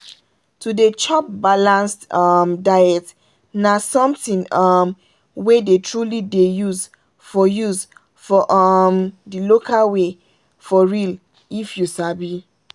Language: Nigerian Pidgin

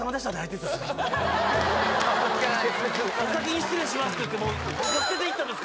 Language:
Japanese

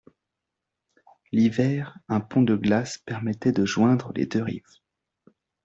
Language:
French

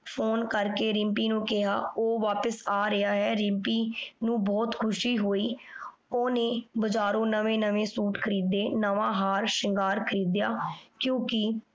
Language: Punjabi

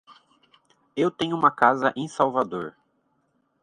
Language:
Portuguese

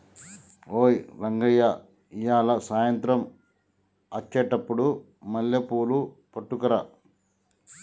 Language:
Telugu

